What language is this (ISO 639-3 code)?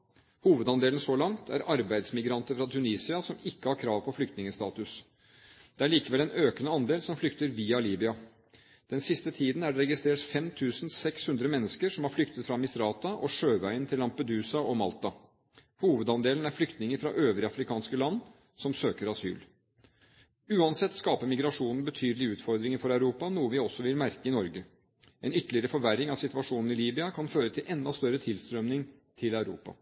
nob